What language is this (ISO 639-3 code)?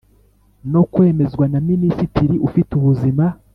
kin